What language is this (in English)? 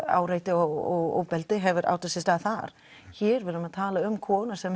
Icelandic